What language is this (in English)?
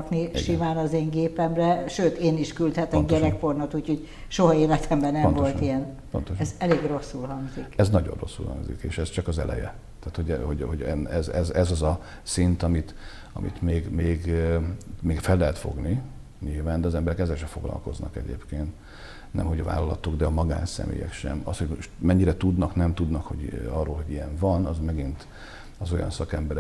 Hungarian